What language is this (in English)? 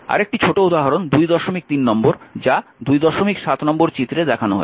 Bangla